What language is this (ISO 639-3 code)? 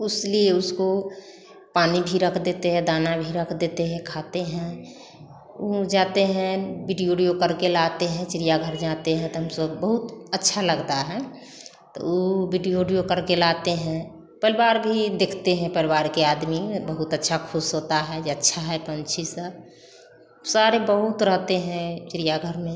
hin